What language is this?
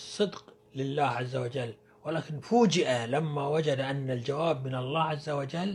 Arabic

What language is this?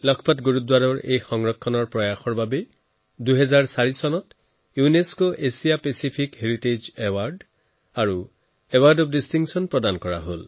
Assamese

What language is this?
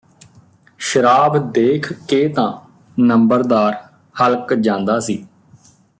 Punjabi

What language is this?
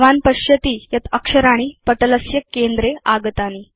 Sanskrit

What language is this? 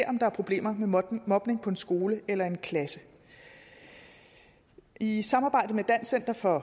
Danish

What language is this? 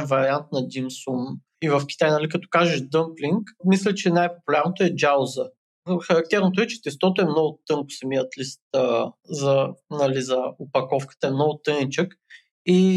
Bulgarian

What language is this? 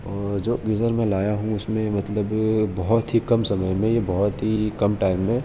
Urdu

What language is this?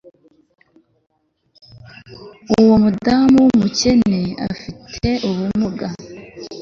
Kinyarwanda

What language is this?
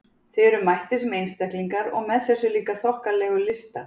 Icelandic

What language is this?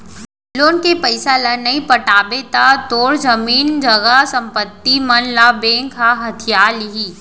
Chhattisgarhi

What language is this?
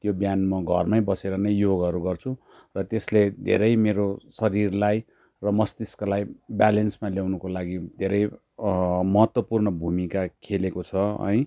Nepali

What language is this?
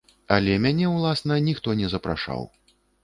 Belarusian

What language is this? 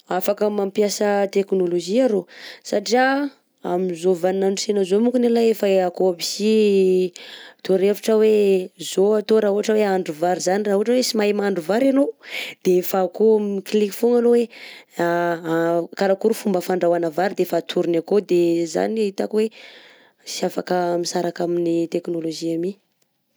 Southern Betsimisaraka Malagasy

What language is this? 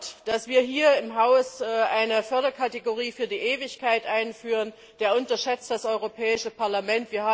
German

